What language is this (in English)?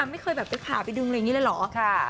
Thai